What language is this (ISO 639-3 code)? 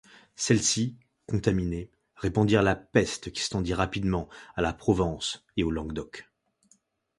fra